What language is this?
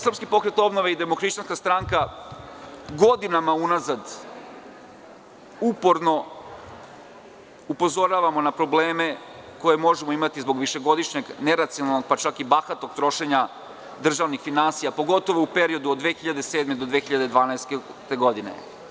Serbian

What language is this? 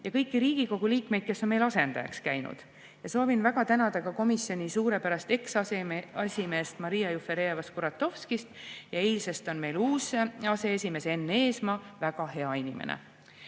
Estonian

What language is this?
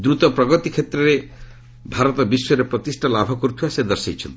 Odia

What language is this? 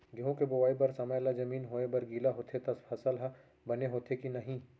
Chhattisgarhi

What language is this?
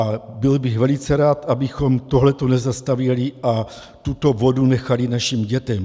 Czech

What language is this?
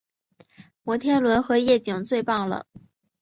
Chinese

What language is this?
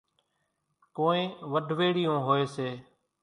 Kachi Koli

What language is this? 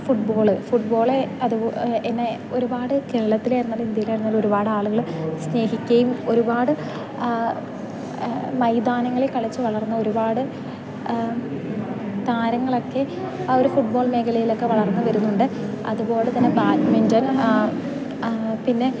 Malayalam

